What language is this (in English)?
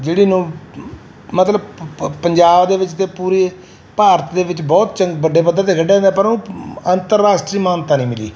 Punjabi